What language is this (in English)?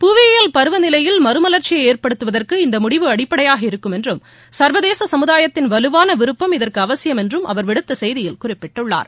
Tamil